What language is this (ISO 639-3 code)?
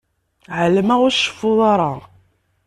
kab